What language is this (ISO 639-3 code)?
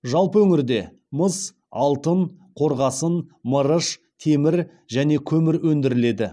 kaz